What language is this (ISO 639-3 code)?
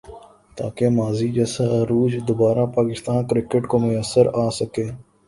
urd